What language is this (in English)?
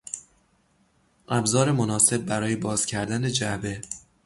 Persian